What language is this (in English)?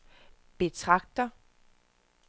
Danish